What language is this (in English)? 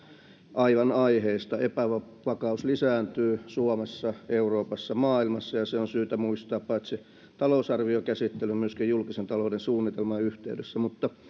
Finnish